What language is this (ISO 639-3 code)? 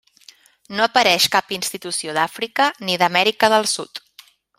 cat